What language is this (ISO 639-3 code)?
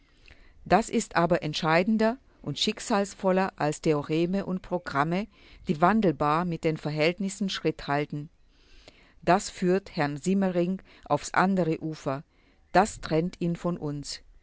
deu